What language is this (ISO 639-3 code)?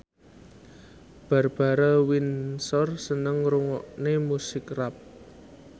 jav